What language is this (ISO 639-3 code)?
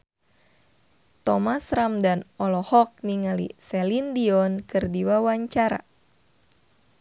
sun